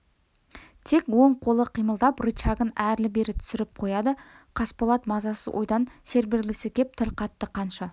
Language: Kazakh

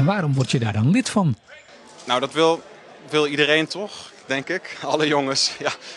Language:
Dutch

